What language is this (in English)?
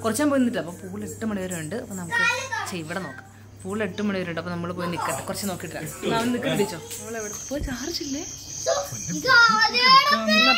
Malayalam